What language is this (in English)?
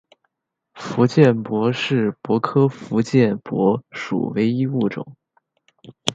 Chinese